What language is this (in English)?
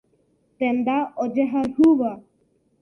Guarani